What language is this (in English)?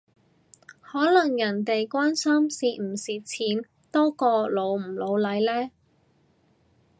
Cantonese